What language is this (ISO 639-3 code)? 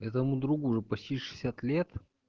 rus